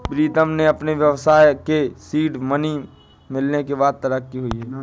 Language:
Hindi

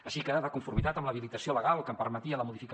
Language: Catalan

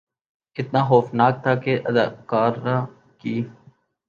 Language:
Urdu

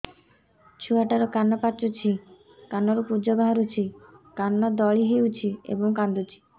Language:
Odia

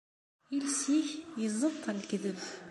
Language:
Kabyle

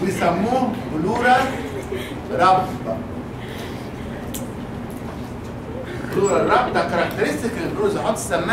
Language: Arabic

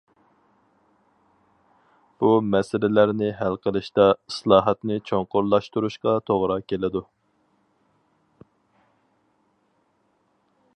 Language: Uyghur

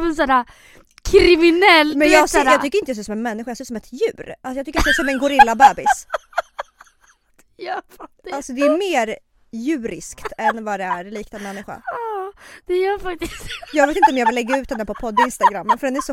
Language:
Swedish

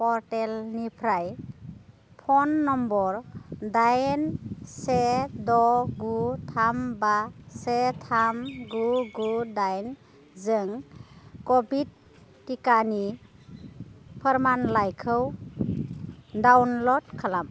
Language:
Bodo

